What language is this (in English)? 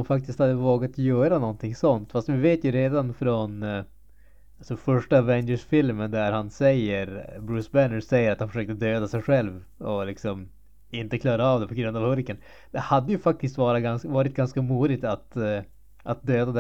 Swedish